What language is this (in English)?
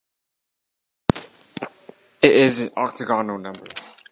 English